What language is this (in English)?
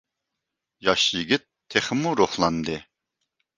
Uyghur